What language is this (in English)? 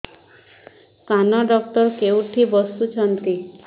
Odia